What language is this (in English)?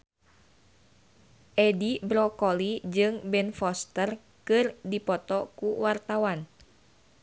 Sundanese